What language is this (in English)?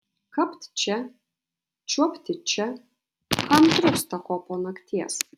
Lithuanian